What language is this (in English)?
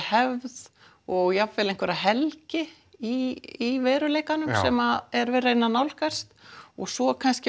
Icelandic